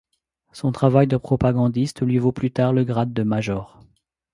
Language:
French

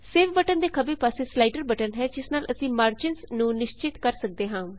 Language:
Punjabi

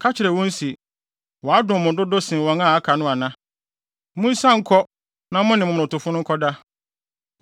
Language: Akan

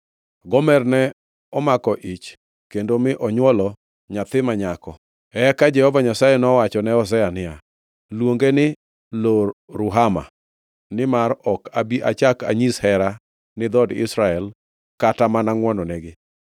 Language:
Luo (Kenya and Tanzania)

